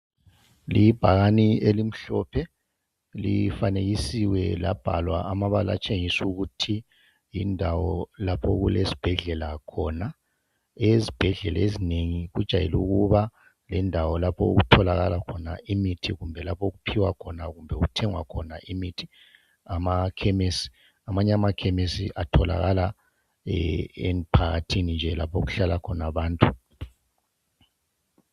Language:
North Ndebele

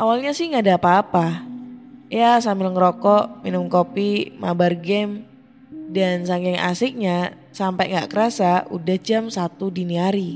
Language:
Indonesian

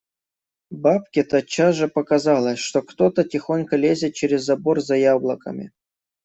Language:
Russian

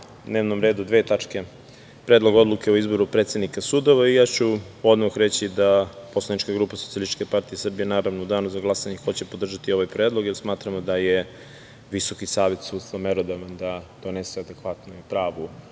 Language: Serbian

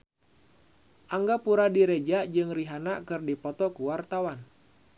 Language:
Sundanese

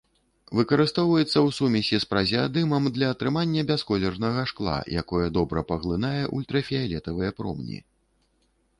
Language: Belarusian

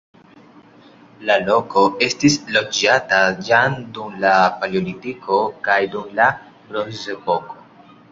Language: Esperanto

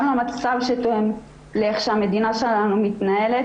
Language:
Hebrew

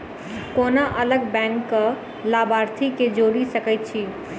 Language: Maithili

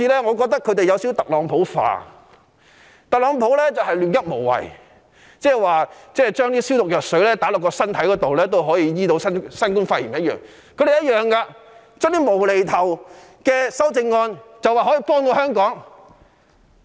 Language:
Cantonese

